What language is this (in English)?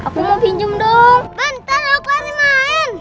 Indonesian